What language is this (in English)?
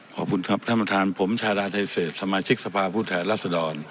Thai